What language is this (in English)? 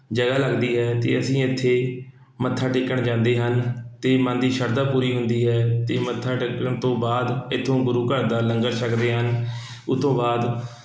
Punjabi